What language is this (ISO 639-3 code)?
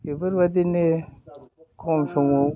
brx